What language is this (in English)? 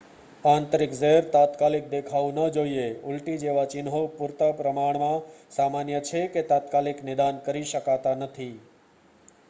Gujarati